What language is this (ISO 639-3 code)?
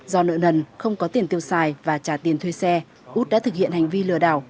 vie